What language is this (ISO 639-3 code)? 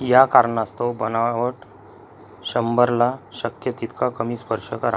mar